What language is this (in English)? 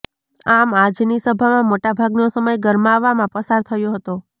Gujarati